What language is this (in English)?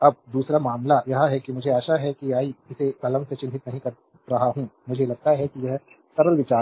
Hindi